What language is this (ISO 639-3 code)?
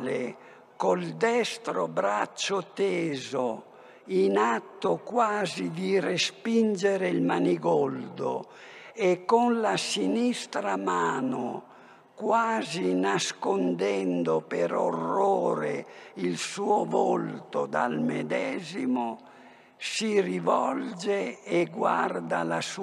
ita